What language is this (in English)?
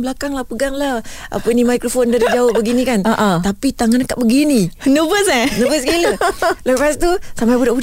Malay